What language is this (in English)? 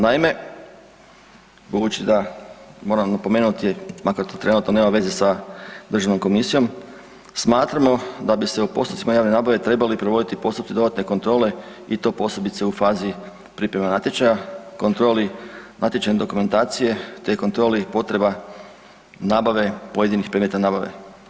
Croatian